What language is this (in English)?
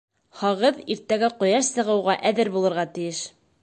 Bashkir